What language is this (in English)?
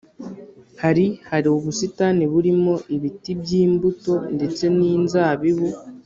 Kinyarwanda